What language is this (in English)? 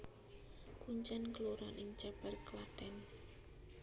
Javanese